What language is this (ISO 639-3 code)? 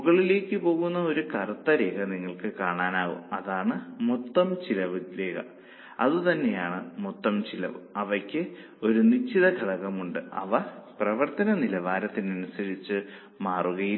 mal